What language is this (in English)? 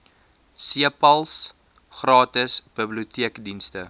Afrikaans